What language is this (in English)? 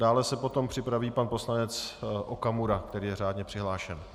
Czech